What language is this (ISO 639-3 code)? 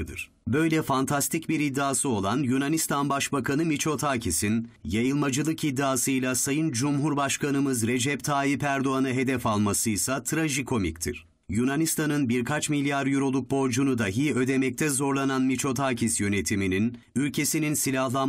tur